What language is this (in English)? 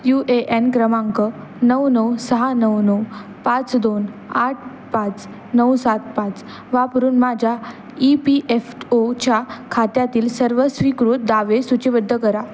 Marathi